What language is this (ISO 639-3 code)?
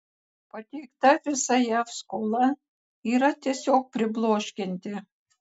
lit